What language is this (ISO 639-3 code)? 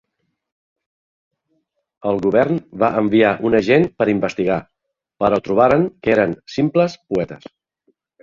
cat